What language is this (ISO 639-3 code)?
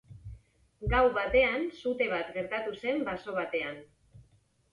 eus